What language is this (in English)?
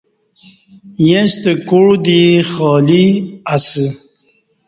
Kati